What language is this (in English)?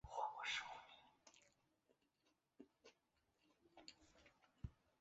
Chinese